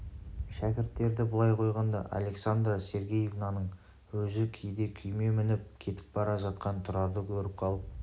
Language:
Kazakh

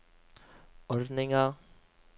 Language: Norwegian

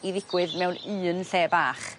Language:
Welsh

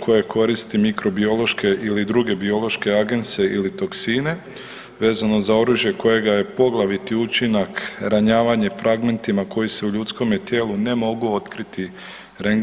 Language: Croatian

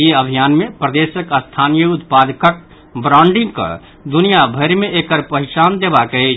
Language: Maithili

